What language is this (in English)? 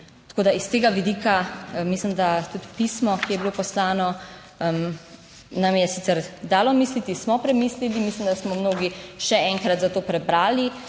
Slovenian